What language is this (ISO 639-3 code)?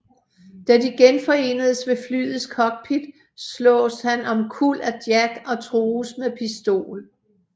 dan